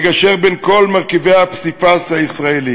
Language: Hebrew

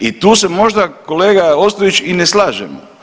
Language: Croatian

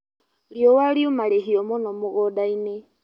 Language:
Kikuyu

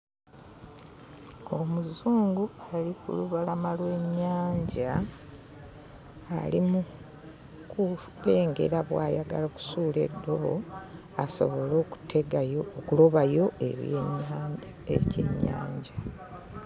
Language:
Ganda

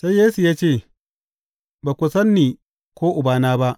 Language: Hausa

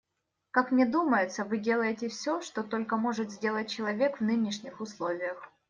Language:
Russian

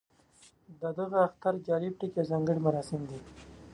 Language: Pashto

